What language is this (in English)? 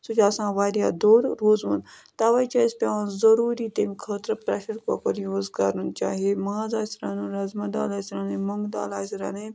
Kashmiri